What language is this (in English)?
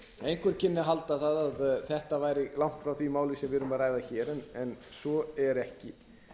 Icelandic